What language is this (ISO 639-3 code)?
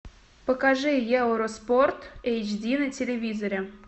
rus